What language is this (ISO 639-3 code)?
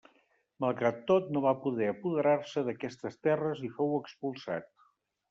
cat